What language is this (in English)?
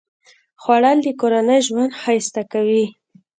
Pashto